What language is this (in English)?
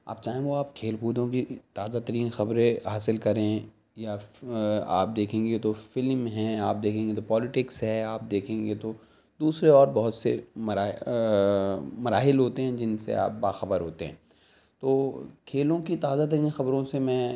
Urdu